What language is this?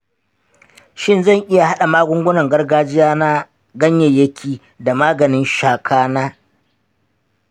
Hausa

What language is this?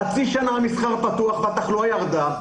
Hebrew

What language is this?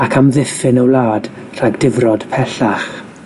Welsh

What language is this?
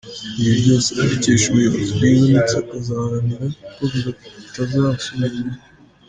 Kinyarwanda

